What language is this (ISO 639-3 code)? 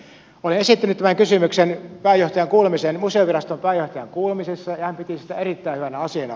fin